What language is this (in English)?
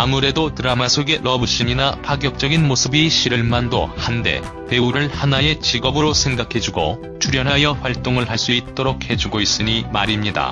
Korean